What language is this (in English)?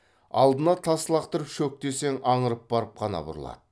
Kazakh